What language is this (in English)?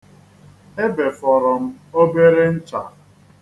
Igbo